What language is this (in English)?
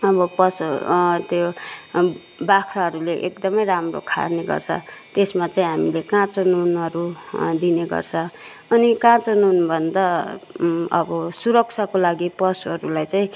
Nepali